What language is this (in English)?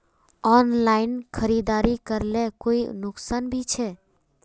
Magahi